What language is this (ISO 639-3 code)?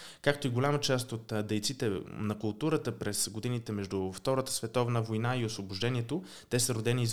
bul